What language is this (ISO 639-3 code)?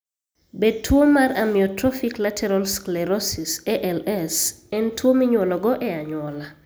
luo